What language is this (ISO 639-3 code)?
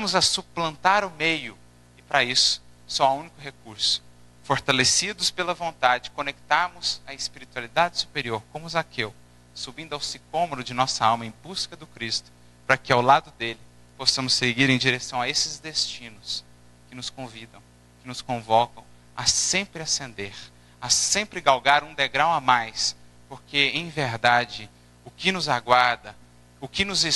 por